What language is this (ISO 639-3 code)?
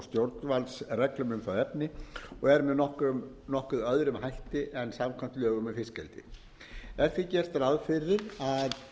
isl